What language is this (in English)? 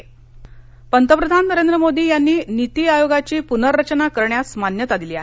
Marathi